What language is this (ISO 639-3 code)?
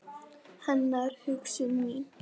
isl